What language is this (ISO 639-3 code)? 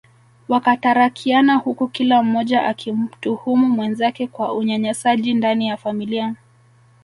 swa